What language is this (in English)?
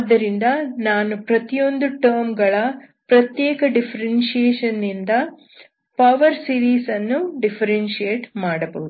Kannada